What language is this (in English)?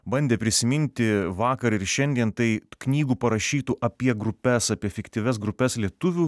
Lithuanian